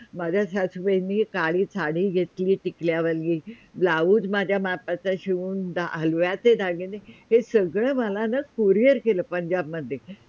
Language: Marathi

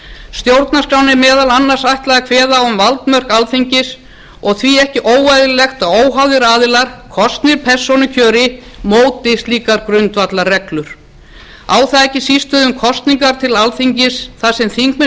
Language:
Icelandic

